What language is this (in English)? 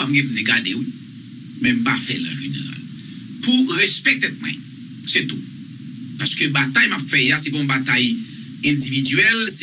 French